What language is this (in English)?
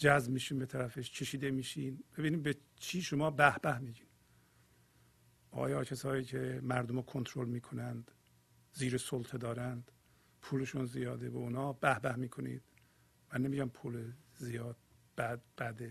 Persian